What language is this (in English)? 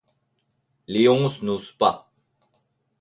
French